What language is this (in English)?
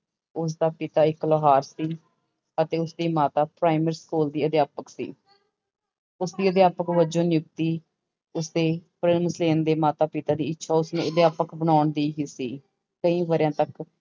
Punjabi